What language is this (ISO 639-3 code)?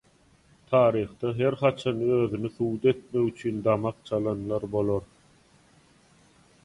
tuk